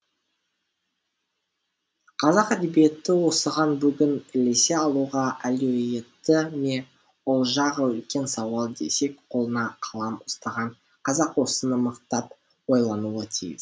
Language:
Kazakh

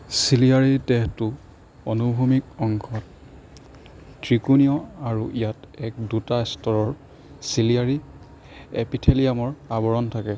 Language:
Assamese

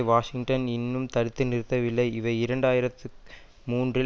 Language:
Tamil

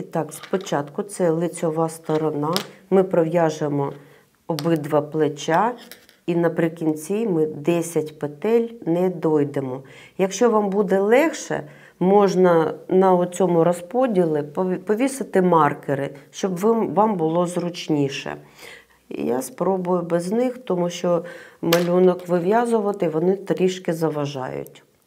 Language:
Ukrainian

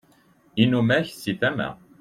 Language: Kabyle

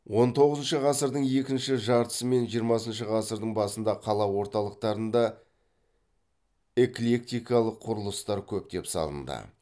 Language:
Kazakh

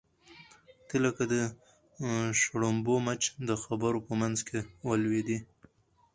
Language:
Pashto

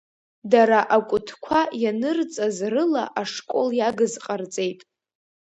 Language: Abkhazian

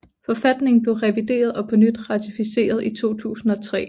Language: Danish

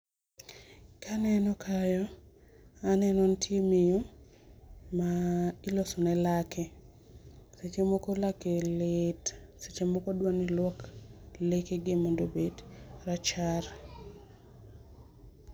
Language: Luo (Kenya and Tanzania)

